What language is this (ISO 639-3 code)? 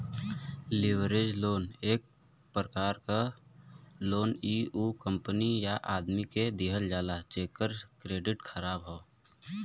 bho